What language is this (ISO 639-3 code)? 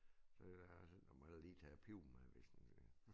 dan